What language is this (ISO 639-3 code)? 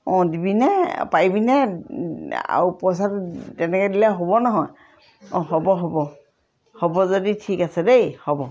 asm